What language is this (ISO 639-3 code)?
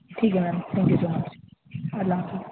urd